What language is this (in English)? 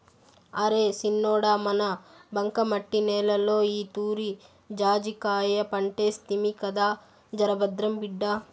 Telugu